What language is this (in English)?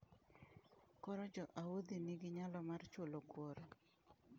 Luo (Kenya and Tanzania)